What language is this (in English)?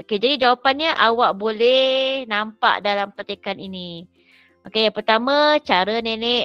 Malay